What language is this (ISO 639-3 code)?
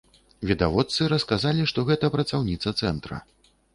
bel